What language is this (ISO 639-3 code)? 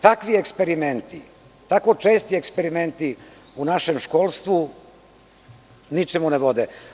srp